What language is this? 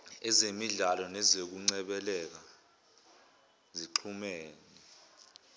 Zulu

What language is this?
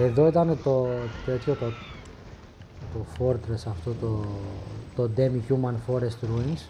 Greek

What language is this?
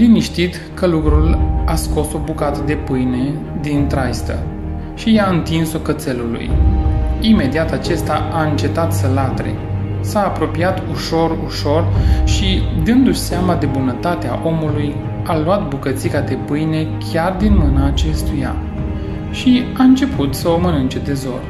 Romanian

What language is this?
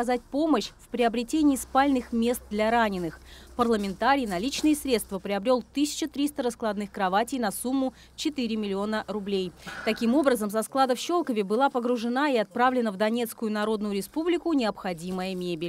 Russian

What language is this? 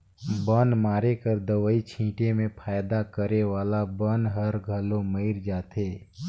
Chhattisgarhi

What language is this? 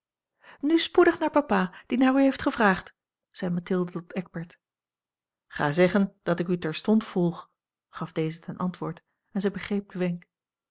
Dutch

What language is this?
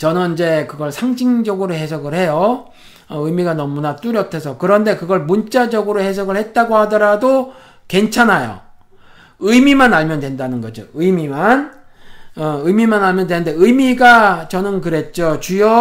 Korean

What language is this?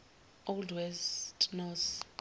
Zulu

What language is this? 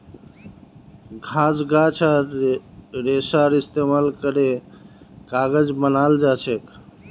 Magahi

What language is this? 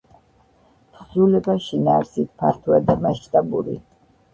Georgian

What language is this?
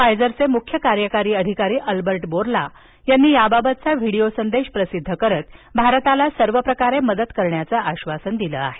Marathi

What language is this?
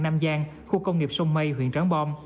Vietnamese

